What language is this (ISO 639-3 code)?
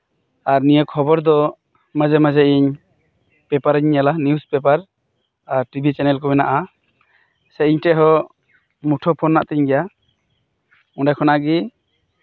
sat